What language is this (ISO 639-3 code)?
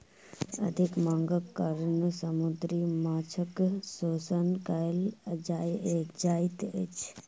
mai